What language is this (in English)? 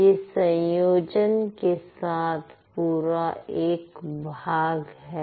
Hindi